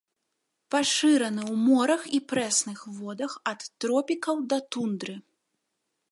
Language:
Belarusian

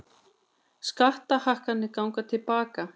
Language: Icelandic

